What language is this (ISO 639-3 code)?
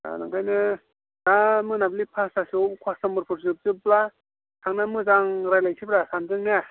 brx